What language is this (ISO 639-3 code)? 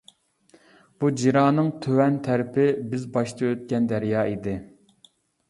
uig